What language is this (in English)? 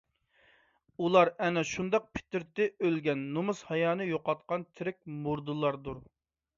Uyghur